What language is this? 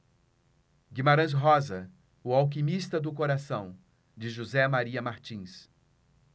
Portuguese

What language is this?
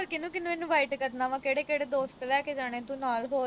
Punjabi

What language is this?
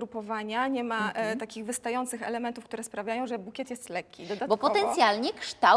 Polish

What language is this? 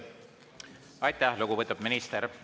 Estonian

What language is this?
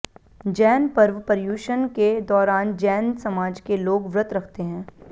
Hindi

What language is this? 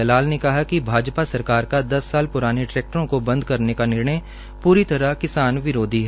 Hindi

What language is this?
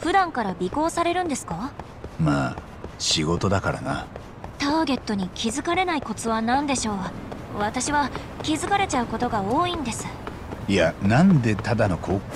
Japanese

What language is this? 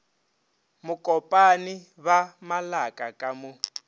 Northern Sotho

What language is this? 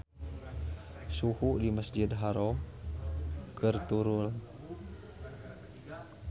Sundanese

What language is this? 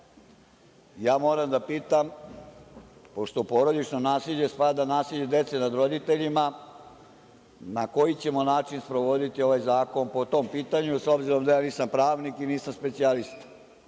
Serbian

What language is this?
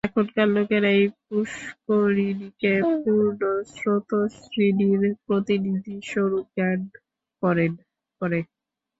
Bangla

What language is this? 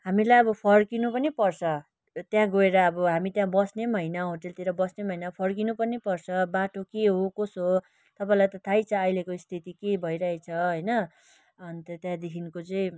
Nepali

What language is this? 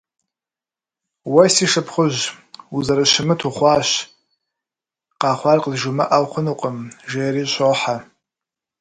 Kabardian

